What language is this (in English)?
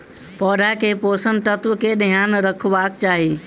Maithili